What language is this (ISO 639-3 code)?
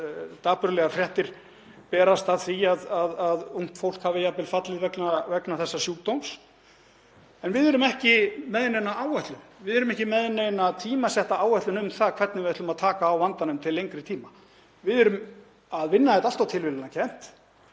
isl